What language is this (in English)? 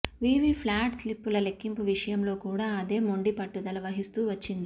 Telugu